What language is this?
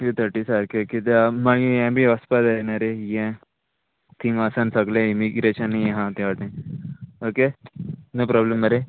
Konkani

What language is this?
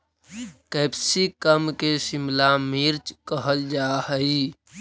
Magahi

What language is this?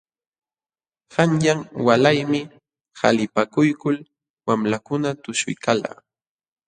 Jauja Wanca Quechua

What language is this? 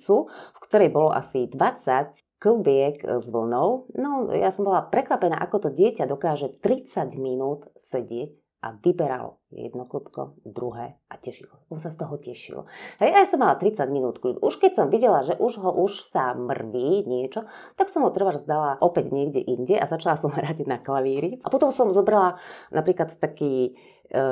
Slovak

